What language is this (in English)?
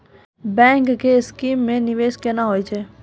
Maithili